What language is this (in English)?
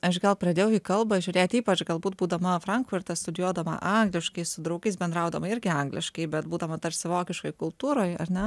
Lithuanian